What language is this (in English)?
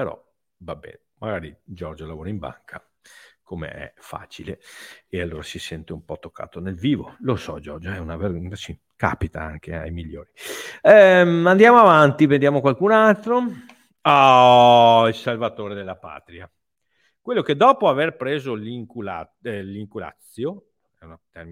Italian